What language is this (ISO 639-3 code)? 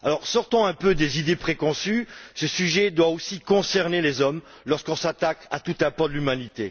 fra